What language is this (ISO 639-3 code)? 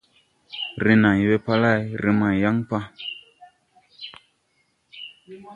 tui